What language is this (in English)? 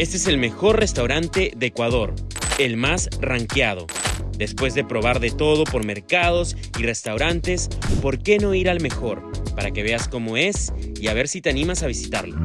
Spanish